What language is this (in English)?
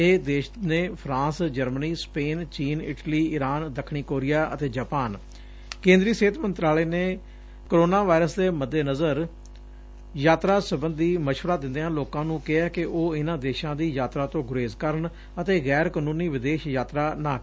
Punjabi